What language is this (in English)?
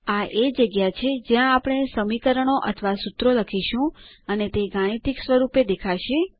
Gujarati